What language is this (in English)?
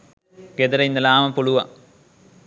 Sinhala